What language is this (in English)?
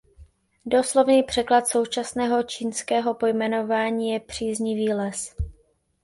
Czech